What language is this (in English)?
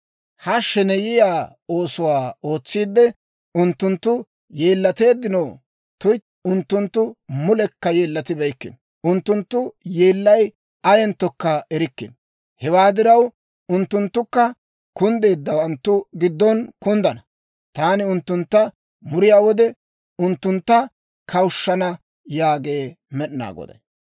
Dawro